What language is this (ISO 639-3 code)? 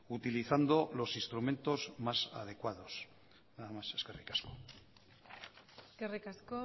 eus